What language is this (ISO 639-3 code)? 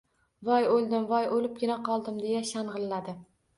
uzb